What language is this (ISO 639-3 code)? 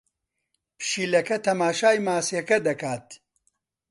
ckb